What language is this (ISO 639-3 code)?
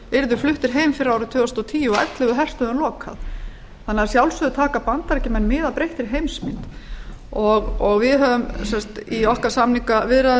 isl